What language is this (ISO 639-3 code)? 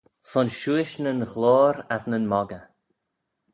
glv